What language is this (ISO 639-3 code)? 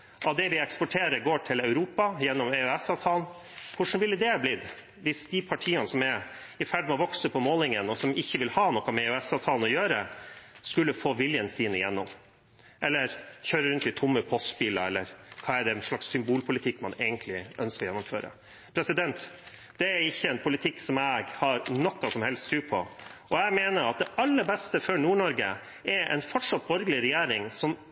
nob